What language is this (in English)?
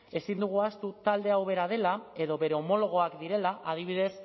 Basque